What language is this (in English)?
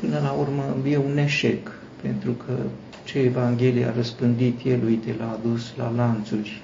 Romanian